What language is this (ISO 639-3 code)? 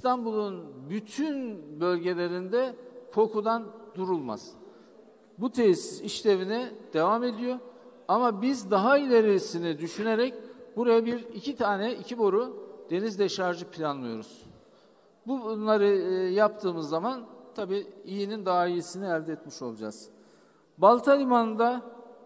tur